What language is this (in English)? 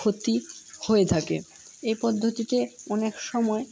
Bangla